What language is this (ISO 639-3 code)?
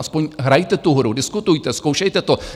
ces